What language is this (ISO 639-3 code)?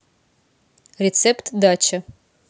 rus